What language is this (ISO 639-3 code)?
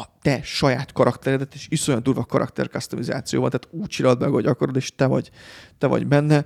hun